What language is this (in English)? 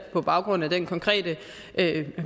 Danish